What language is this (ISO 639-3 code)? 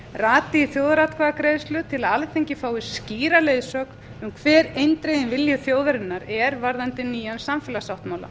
isl